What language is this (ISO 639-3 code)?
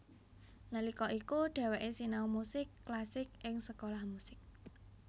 jav